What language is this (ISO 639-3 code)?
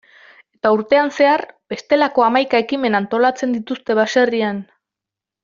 eus